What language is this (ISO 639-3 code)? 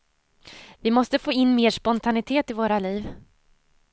swe